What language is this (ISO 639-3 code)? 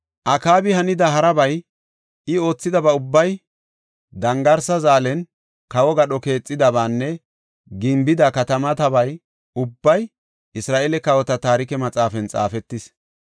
gof